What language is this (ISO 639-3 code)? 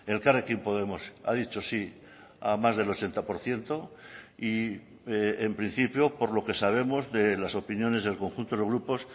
spa